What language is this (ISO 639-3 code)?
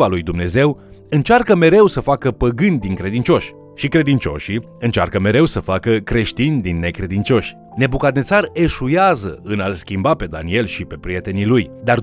ron